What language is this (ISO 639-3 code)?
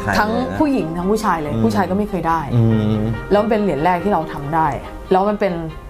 tha